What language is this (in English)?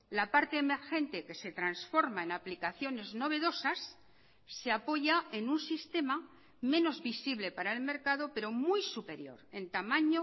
Spanish